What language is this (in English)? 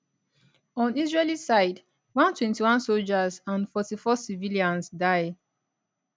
Nigerian Pidgin